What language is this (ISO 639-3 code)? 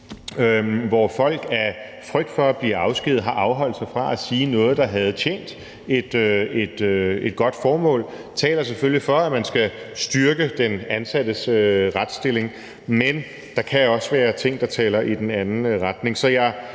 dan